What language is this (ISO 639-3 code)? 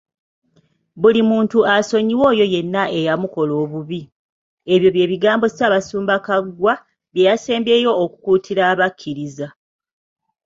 lug